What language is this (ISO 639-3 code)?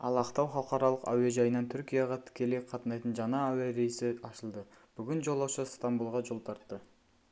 kaz